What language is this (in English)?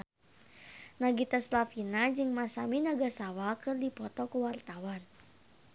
Sundanese